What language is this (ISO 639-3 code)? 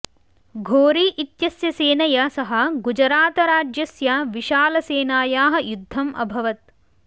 san